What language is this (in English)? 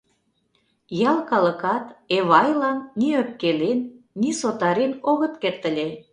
Mari